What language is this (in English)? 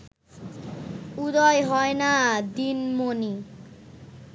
Bangla